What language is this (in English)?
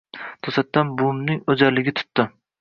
Uzbek